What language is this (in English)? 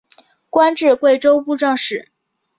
Chinese